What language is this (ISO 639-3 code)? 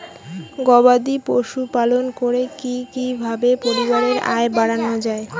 ben